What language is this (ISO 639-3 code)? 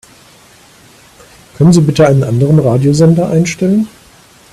deu